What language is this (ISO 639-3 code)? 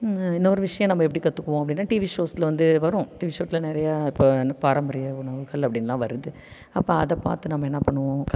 tam